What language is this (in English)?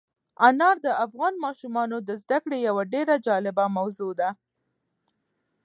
Pashto